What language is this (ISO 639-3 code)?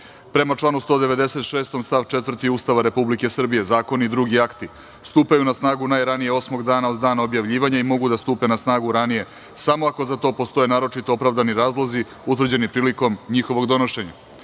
srp